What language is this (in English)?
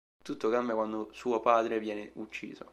Italian